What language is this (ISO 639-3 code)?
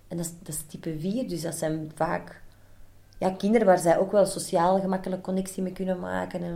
nld